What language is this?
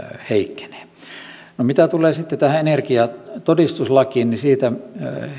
Finnish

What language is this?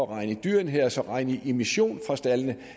Danish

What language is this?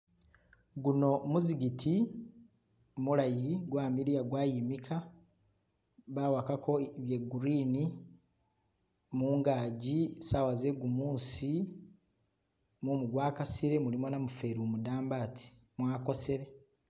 Masaaba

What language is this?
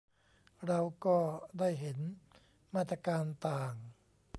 Thai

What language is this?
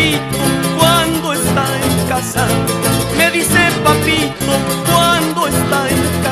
Romanian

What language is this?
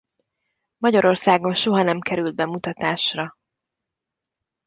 Hungarian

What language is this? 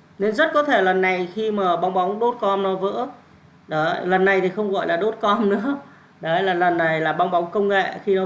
Vietnamese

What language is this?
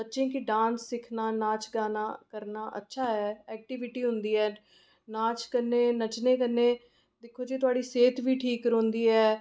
Dogri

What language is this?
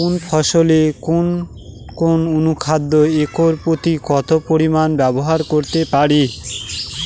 Bangla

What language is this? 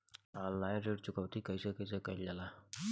Bhojpuri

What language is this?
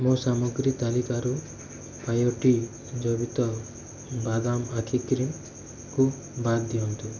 Odia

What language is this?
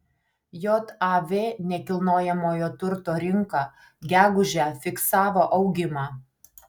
Lithuanian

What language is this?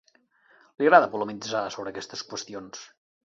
Catalan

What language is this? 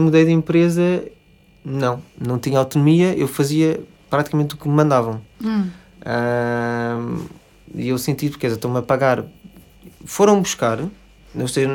Portuguese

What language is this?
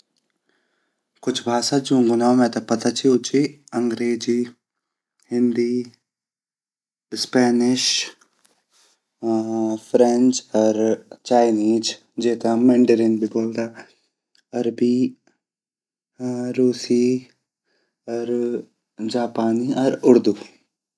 Garhwali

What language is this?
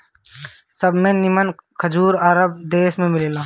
Bhojpuri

